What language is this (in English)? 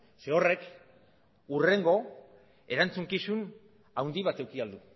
Basque